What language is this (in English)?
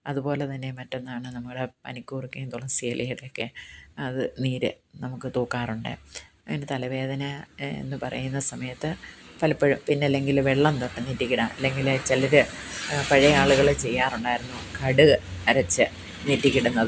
Malayalam